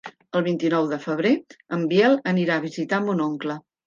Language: Catalan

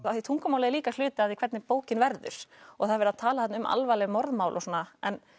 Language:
Icelandic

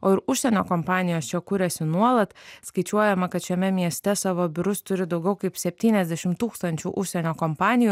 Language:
Lithuanian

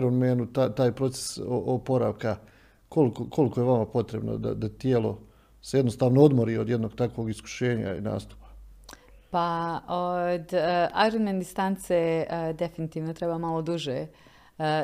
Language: Croatian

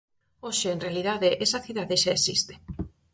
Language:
Galician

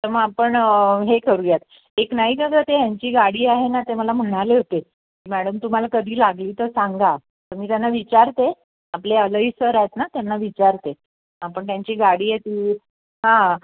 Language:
Marathi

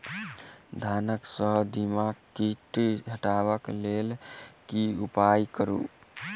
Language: Maithili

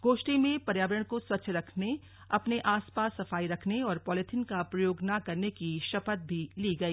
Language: Hindi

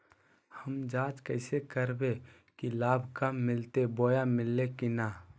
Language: Magahi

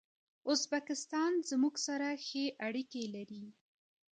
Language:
Pashto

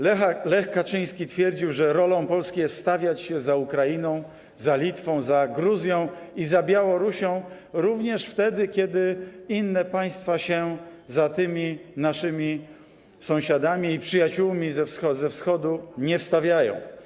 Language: Polish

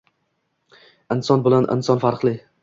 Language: Uzbek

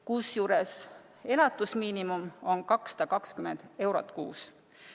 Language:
Estonian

